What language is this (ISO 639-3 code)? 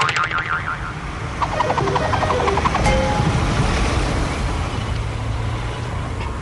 ara